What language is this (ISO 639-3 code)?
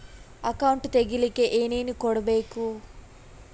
kan